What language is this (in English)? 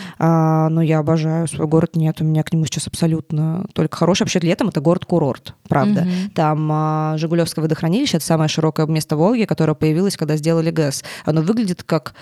Russian